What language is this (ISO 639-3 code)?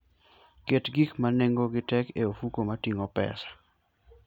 luo